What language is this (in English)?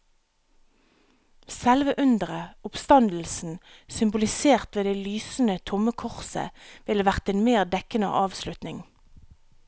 Norwegian